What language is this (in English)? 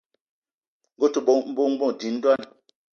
Eton (Cameroon)